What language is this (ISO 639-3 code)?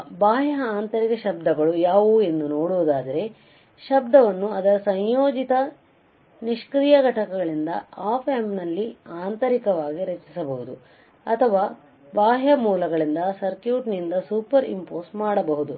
kan